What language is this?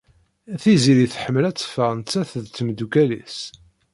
Kabyle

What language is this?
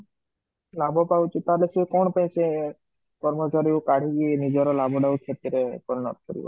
Odia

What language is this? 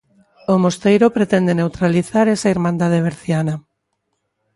Galician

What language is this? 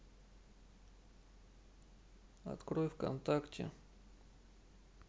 Russian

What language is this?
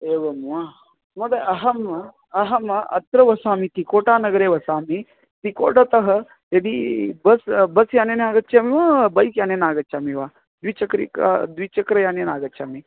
Sanskrit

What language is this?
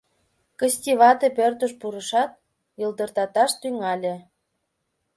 Mari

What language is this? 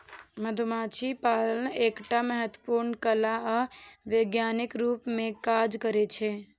Maithili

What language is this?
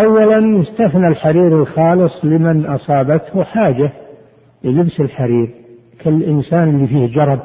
Arabic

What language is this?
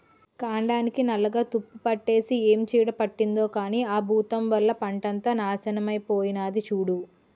Telugu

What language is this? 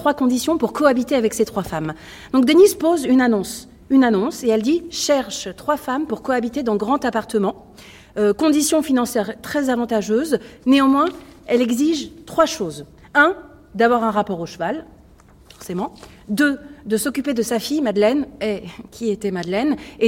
French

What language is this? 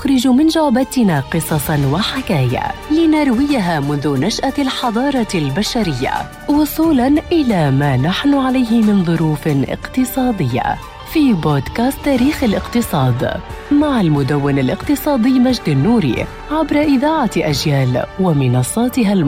Arabic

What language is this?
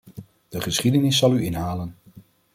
Dutch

